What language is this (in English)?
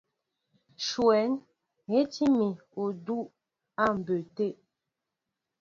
Mbo (Cameroon)